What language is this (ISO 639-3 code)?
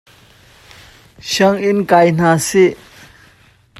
cnh